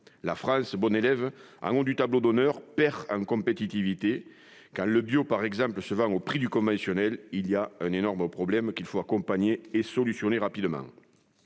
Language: French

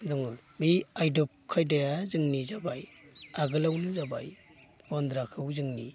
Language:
Bodo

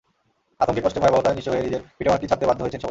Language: Bangla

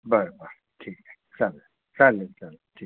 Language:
Marathi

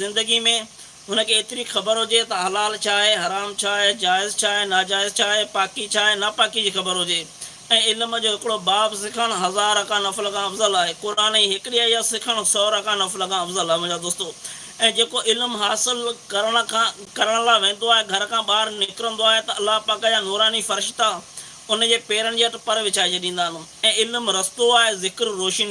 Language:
Sindhi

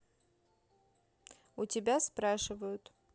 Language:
Russian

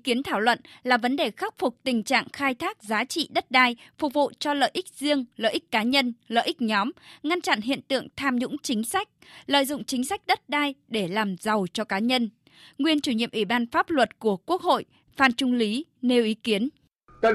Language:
Vietnamese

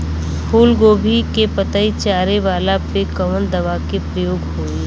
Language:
Bhojpuri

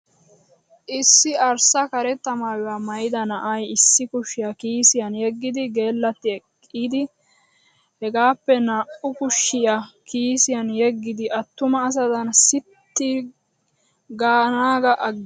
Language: Wolaytta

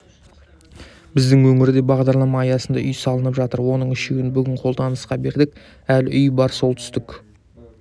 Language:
Kazakh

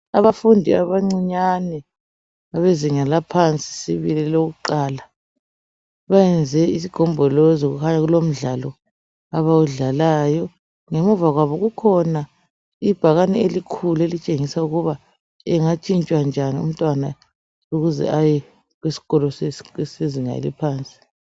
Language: North Ndebele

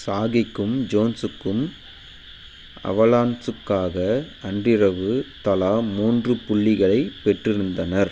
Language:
Tamil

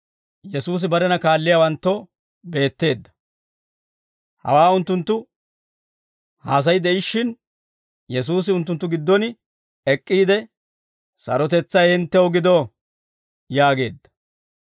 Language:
Dawro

